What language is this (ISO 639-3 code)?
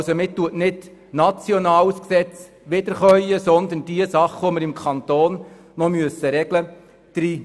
gsw